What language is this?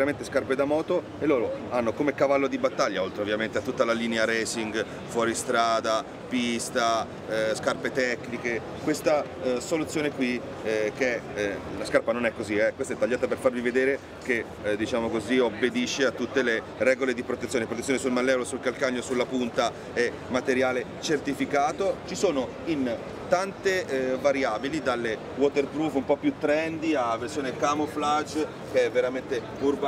Italian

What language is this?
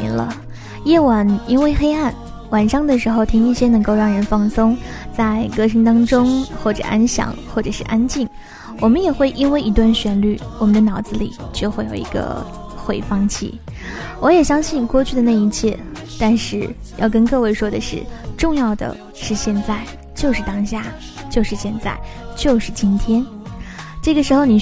Chinese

